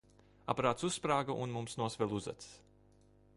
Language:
Latvian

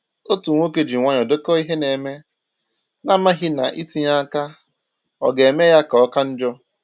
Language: Igbo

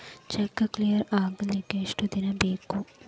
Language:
Kannada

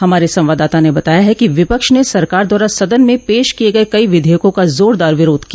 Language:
Hindi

